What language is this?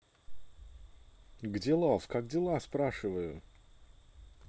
Russian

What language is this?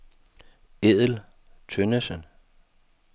Danish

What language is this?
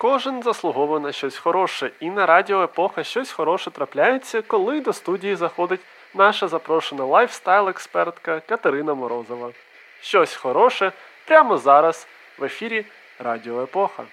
Ukrainian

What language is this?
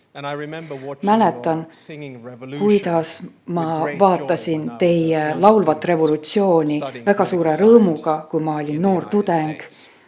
Estonian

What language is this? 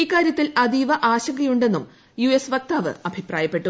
Malayalam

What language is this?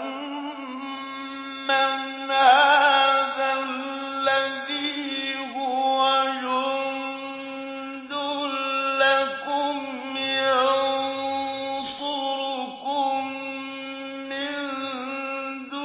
Arabic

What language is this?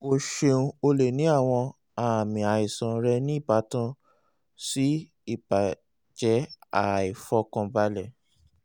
Yoruba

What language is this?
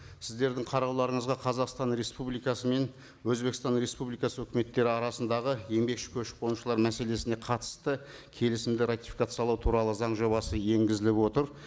Kazakh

